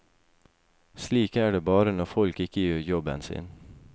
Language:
Norwegian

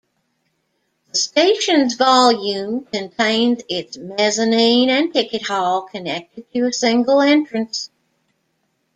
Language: English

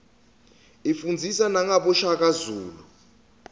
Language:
Swati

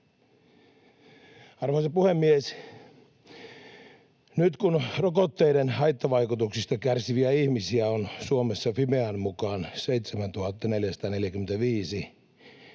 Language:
Finnish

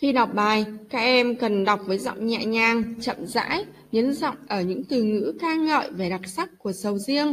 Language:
Vietnamese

